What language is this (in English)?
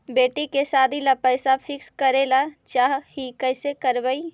Magahi